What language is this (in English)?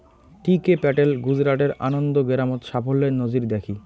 Bangla